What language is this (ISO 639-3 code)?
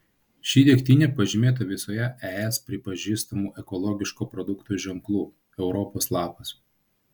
lit